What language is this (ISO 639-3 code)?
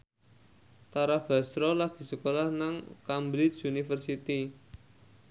jav